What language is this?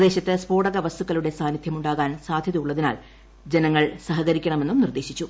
Malayalam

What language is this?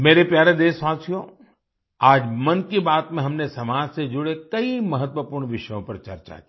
Hindi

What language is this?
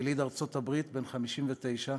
Hebrew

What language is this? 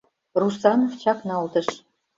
Mari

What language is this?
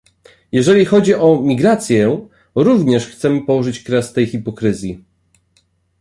Polish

